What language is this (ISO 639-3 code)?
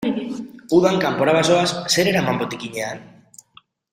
eus